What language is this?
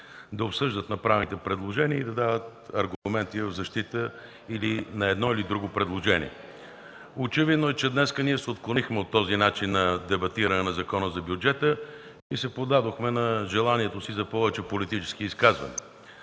Bulgarian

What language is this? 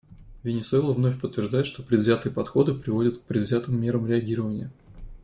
Russian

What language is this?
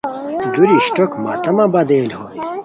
Khowar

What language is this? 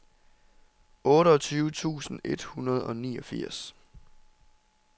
Danish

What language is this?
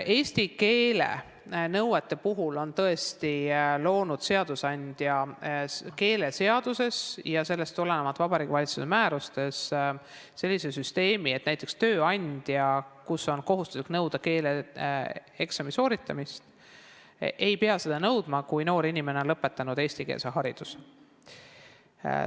Estonian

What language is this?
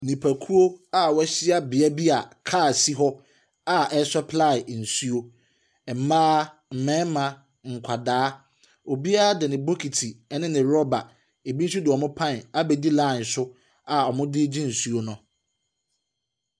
Akan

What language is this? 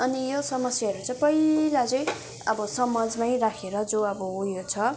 Nepali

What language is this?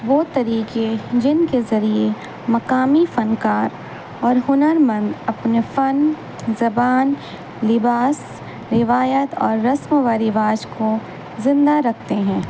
Urdu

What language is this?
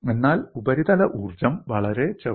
Malayalam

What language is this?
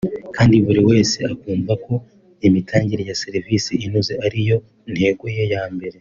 Kinyarwanda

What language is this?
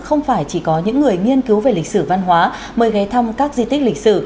Vietnamese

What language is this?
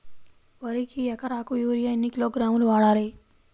Telugu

